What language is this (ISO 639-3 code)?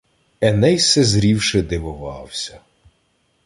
ukr